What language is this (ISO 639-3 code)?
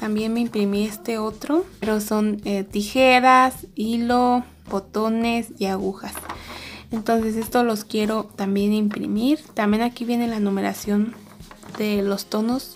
spa